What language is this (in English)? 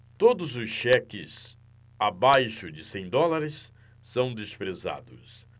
Portuguese